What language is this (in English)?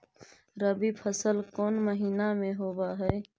Magahi